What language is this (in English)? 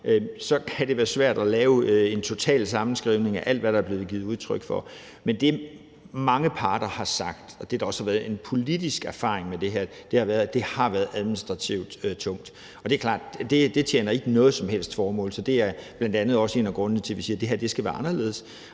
Danish